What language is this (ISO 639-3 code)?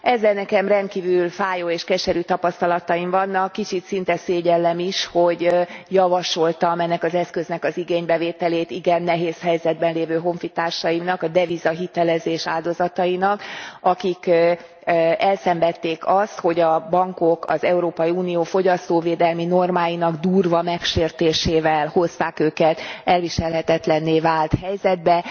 hun